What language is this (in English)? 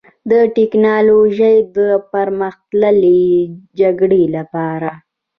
Pashto